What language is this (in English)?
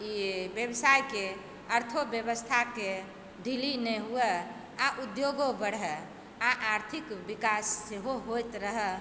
Maithili